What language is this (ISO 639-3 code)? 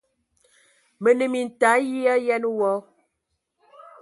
ewo